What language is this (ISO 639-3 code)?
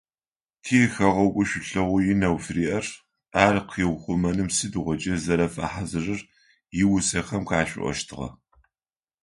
ady